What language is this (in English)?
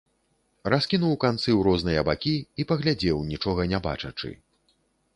Belarusian